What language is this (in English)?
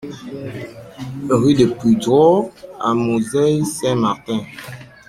French